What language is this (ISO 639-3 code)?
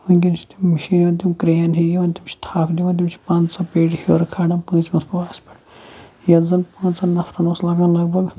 kas